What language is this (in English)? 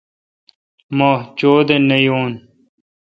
Kalkoti